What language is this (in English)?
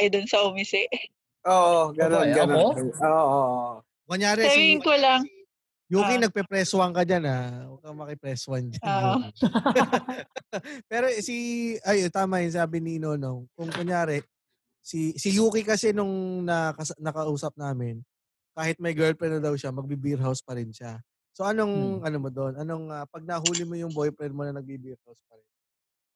Filipino